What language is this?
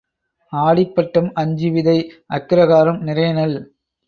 Tamil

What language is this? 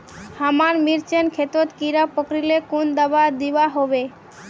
Magahi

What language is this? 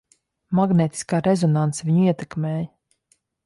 Latvian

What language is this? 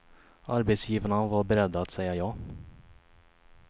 Swedish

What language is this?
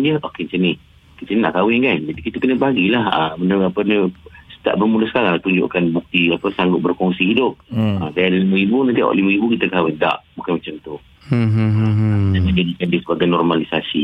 Malay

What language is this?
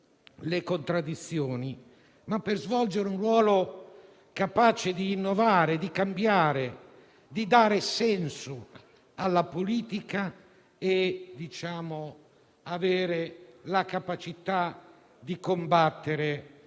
Italian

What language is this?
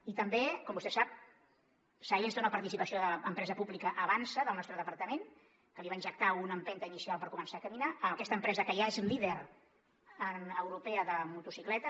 Catalan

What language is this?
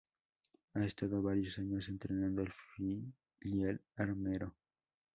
Spanish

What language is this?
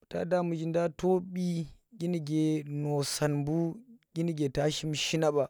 Tera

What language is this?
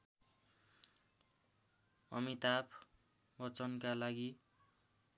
Nepali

